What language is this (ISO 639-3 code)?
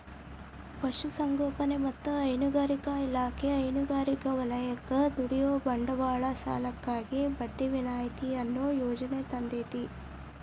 kan